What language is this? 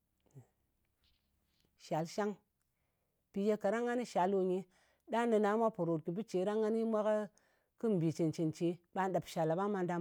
Ngas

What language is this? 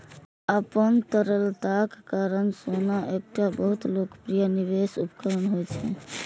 Maithili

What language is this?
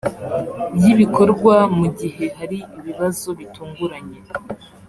Kinyarwanda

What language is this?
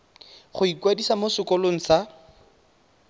Tswana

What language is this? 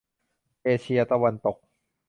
Thai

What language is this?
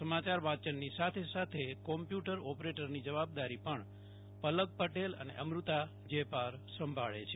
Gujarati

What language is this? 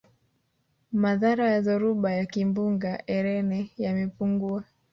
Swahili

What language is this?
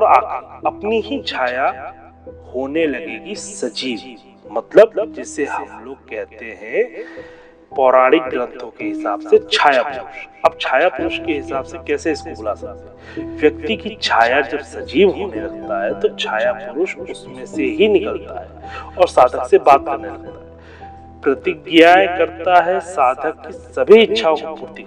Hindi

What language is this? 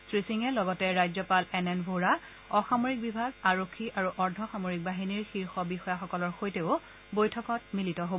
Assamese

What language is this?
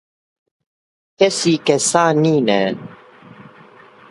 Kurdish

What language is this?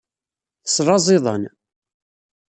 Kabyle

